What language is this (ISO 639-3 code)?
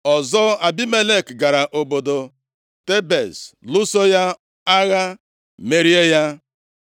ibo